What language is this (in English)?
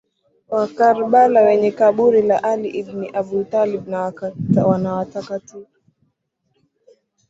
Swahili